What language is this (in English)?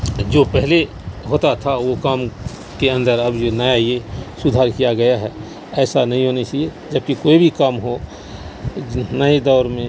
Urdu